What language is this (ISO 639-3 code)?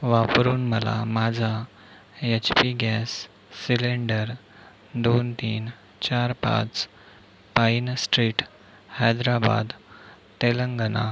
mar